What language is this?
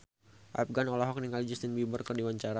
Sundanese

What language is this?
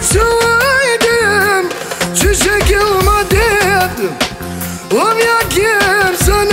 Arabic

